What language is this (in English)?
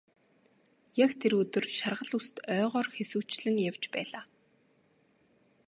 Mongolian